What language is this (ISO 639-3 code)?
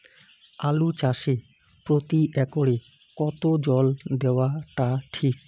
ben